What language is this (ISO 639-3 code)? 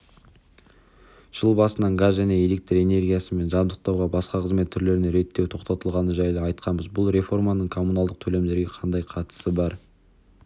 kaz